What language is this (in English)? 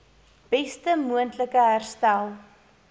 Afrikaans